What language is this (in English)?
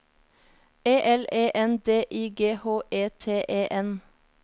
Norwegian